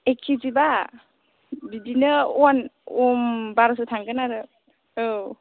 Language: Bodo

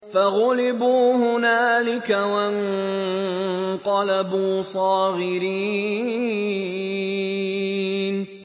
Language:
Arabic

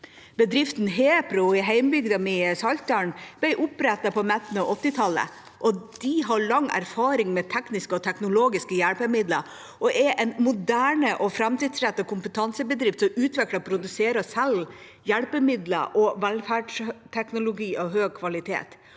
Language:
Norwegian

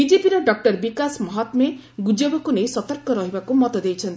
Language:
Odia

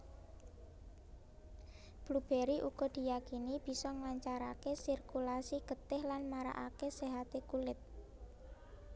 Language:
Javanese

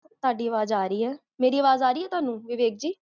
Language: Punjabi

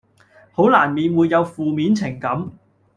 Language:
Cantonese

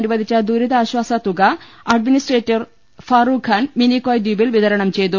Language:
Malayalam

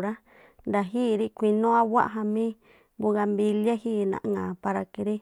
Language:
Tlacoapa Me'phaa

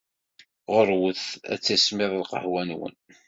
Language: Kabyle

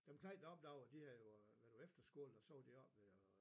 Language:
Danish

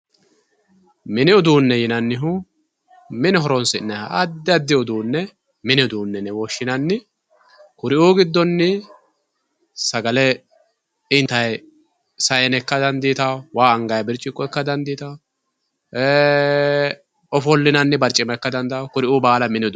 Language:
Sidamo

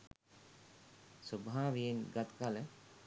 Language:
Sinhala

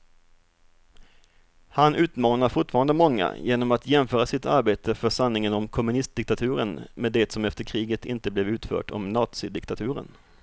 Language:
Swedish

